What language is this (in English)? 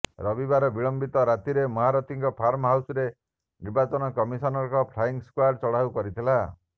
Odia